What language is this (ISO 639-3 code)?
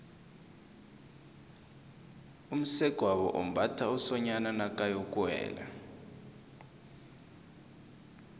nbl